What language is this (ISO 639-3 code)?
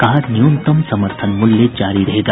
hin